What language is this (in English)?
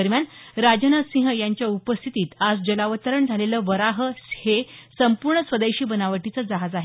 Marathi